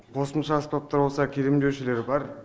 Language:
Kazakh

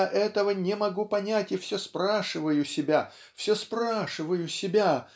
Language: Russian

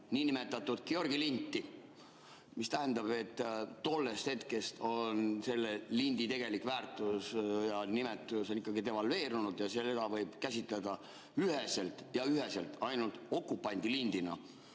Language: Estonian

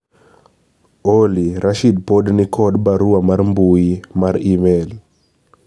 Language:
Luo (Kenya and Tanzania)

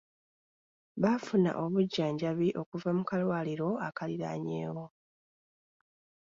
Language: Ganda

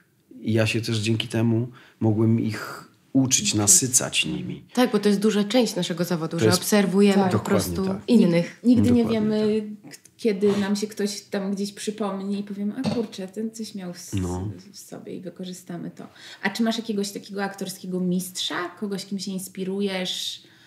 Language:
Polish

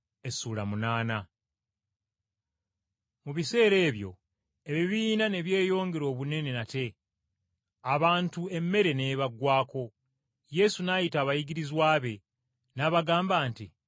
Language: Ganda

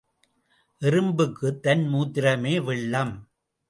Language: Tamil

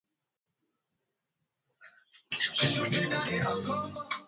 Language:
Swahili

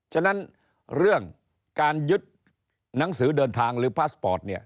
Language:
Thai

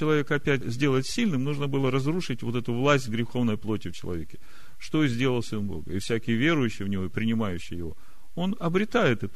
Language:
Russian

